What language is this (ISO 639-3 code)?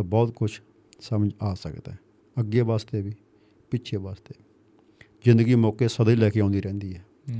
pan